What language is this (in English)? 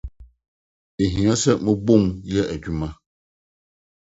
Akan